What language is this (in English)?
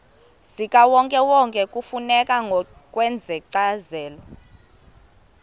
Xhosa